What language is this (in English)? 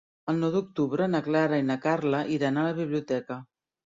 Catalan